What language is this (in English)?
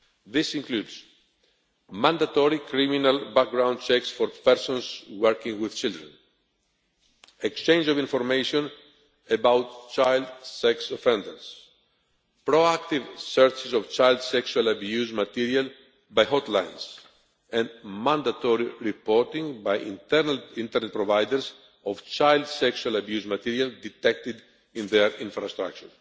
English